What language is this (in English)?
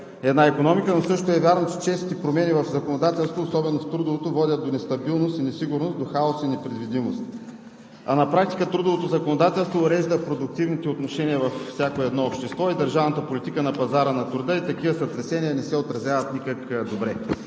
Bulgarian